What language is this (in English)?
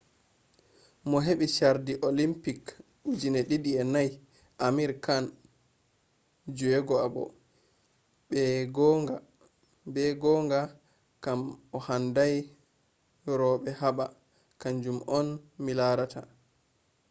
Fula